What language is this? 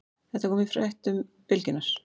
Icelandic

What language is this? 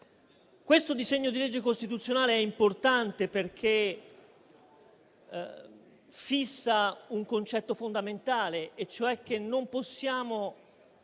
Italian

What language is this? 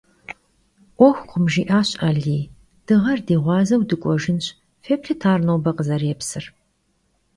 Kabardian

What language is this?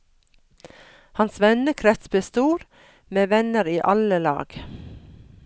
Norwegian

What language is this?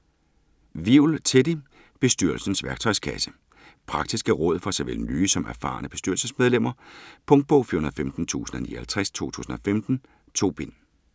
Danish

